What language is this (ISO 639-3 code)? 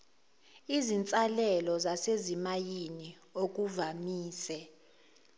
zul